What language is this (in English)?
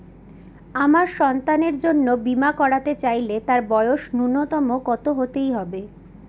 Bangla